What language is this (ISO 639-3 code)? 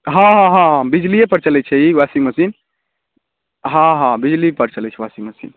mai